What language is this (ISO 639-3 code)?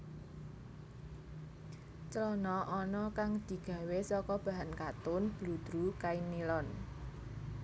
jav